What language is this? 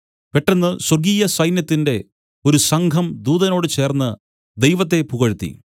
Malayalam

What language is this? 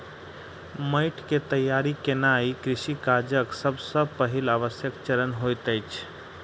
Maithili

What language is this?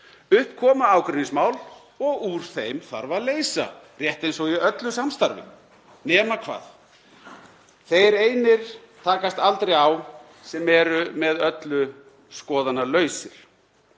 Icelandic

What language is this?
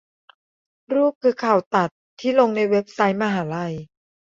Thai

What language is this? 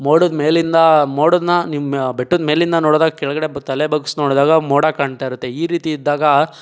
Kannada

